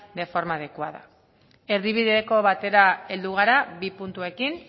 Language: Basque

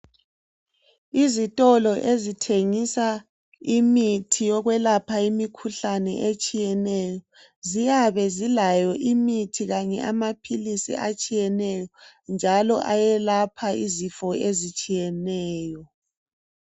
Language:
North Ndebele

